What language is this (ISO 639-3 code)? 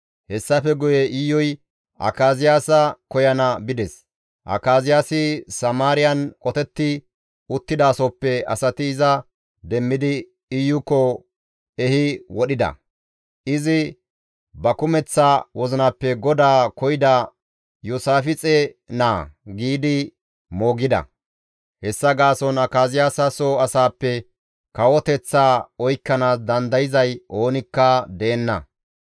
gmv